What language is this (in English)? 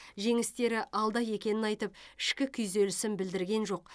Kazakh